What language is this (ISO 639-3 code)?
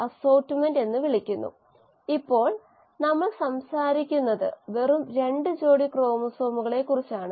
mal